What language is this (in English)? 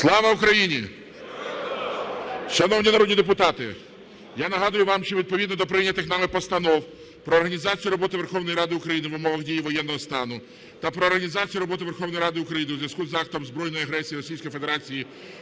Ukrainian